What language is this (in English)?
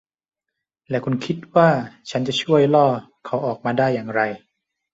Thai